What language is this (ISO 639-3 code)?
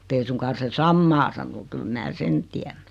fin